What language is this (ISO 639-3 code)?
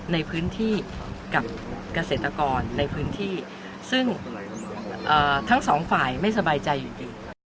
tha